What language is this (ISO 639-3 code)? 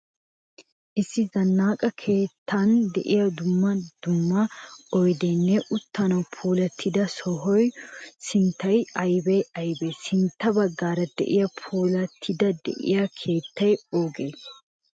wal